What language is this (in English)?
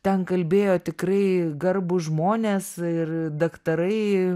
Lithuanian